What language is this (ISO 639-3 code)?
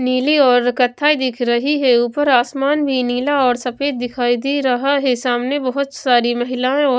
hin